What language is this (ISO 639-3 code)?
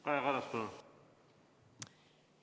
est